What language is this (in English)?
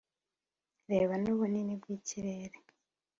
Kinyarwanda